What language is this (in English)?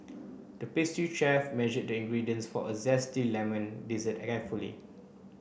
English